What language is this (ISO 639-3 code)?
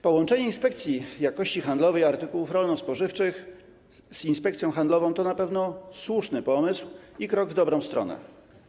pol